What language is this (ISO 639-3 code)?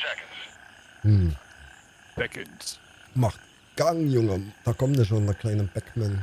deu